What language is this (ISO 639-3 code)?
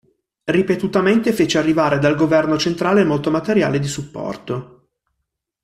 ita